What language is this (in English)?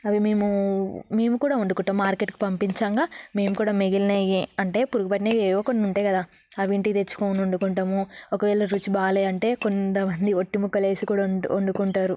Telugu